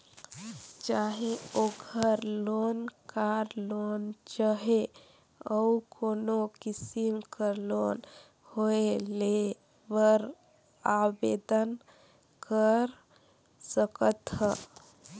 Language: Chhattisgarhi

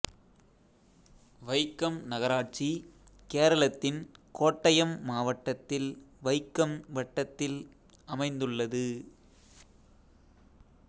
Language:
Tamil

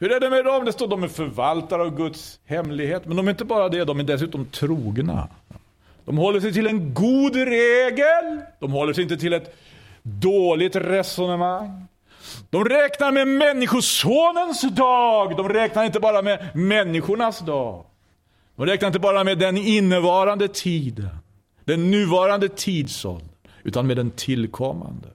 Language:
Swedish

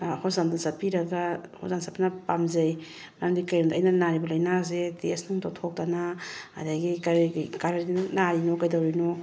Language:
Manipuri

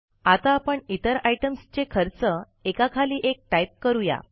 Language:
Marathi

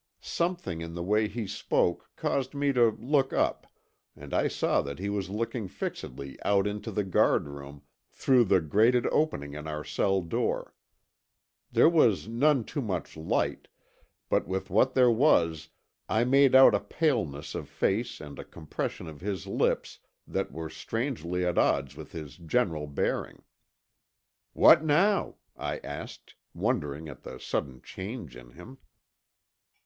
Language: English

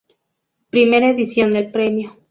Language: Spanish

